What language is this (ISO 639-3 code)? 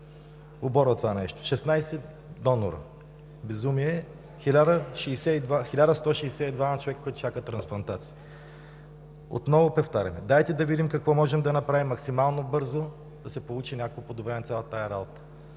bul